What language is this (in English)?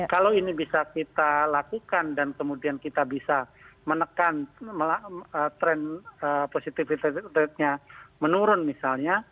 Indonesian